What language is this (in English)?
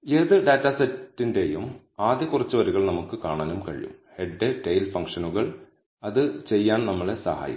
Malayalam